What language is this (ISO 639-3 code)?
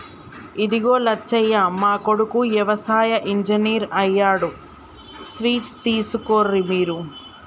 tel